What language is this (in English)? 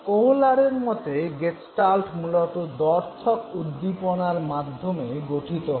Bangla